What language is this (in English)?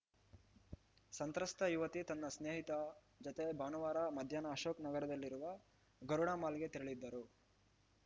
Kannada